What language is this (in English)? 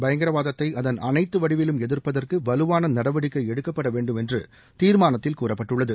Tamil